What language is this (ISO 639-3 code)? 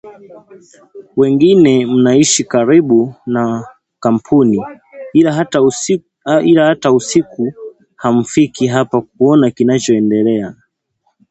swa